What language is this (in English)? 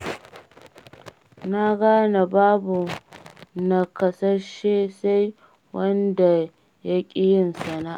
Hausa